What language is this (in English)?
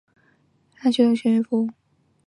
Chinese